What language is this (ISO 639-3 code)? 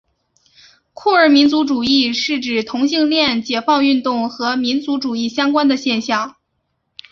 zho